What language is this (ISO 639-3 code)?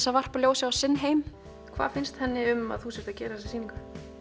isl